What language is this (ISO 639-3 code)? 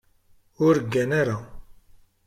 kab